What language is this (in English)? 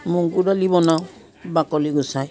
Assamese